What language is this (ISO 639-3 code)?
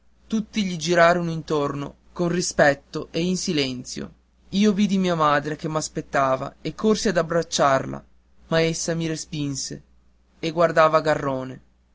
ita